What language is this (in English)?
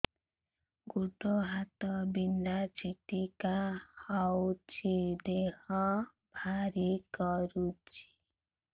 Odia